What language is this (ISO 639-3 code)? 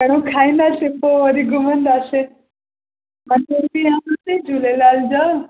snd